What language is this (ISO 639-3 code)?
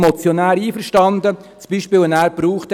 gsw